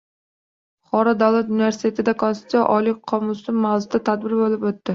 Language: Uzbek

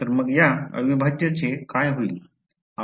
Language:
Marathi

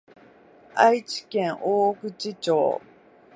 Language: Japanese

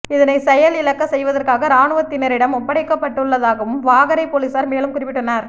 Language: Tamil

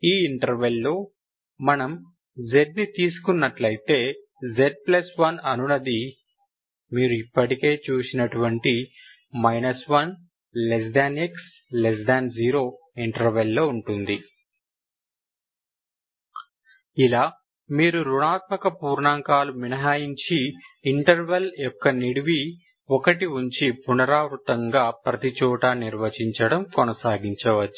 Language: Telugu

